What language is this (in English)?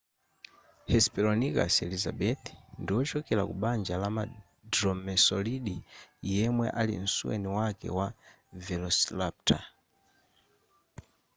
Nyanja